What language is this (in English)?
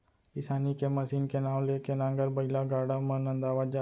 Chhattisgarhi